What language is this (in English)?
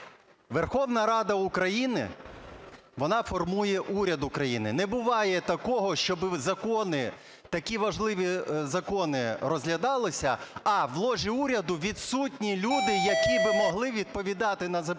Ukrainian